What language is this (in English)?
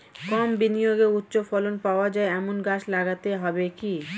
Bangla